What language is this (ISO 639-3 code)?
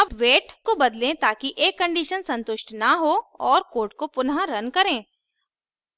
hin